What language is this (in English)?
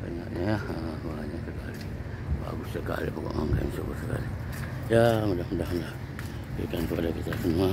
Indonesian